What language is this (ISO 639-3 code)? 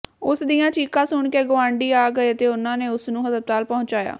pan